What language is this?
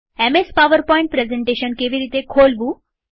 Gujarati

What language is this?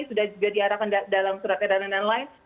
Indonesian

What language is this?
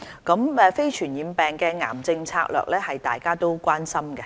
Cantonese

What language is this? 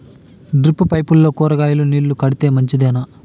Telugu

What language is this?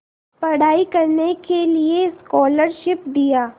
Hindi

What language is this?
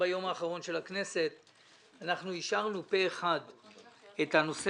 Hebrew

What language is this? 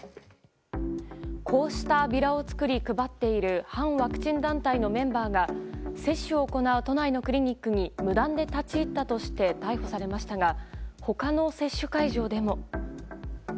Japanese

